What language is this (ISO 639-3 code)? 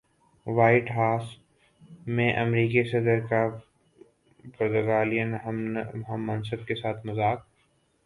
urd